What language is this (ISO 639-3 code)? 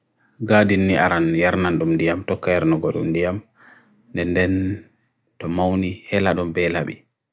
fui